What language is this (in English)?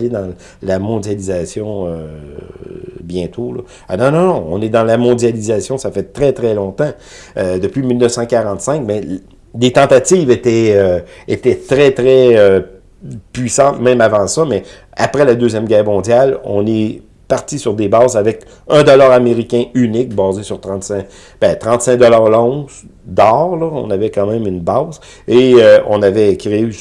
French